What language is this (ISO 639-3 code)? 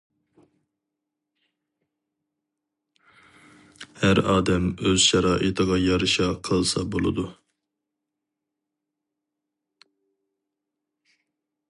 uig